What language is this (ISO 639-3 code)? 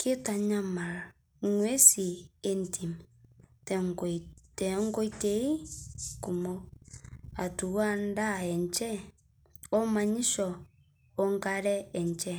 mas